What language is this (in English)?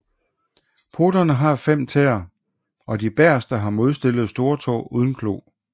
Danish